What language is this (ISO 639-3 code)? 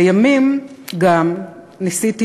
heb